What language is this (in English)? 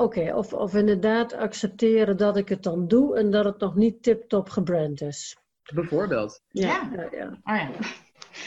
Dutch